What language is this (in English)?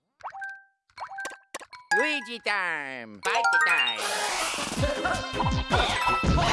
English